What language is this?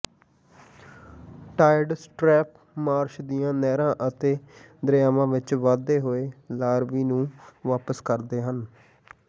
Punjabi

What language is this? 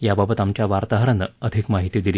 Marathi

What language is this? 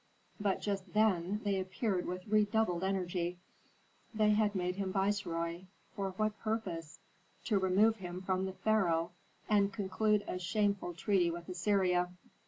English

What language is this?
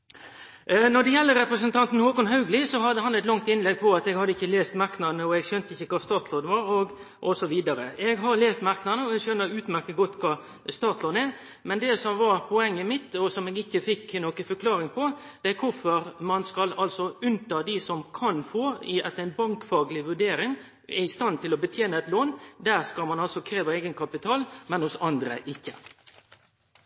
Norwegian Nynorsk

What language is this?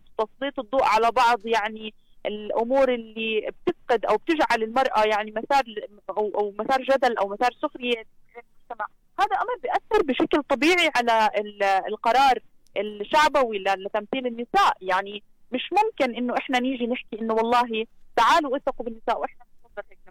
Arabic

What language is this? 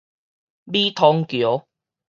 Min Nan Chinese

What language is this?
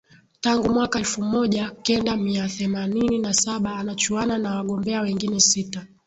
Swahili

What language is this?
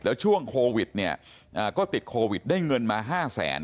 Thai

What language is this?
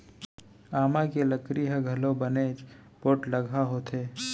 Chhattisgarhi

